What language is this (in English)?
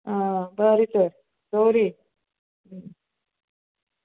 Konkani